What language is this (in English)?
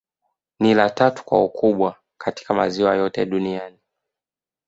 Swahili